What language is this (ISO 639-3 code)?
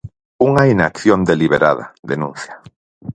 glg